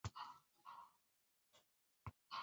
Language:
Basque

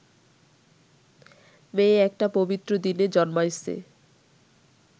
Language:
Bangla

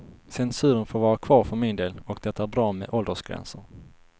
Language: Swedish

